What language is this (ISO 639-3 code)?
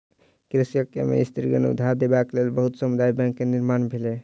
mai